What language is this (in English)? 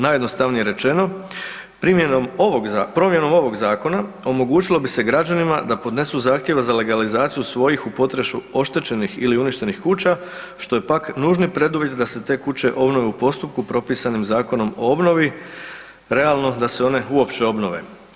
Croatian